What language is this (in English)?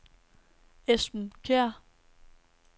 Danish